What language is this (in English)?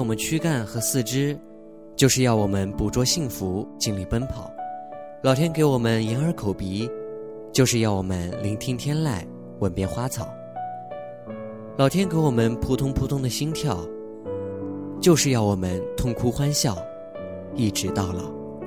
Chinese